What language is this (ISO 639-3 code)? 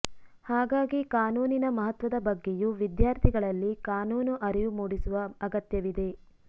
kan